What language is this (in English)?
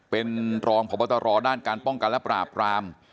Thai